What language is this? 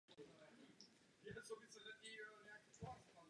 Czech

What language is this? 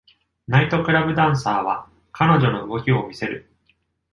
Japanese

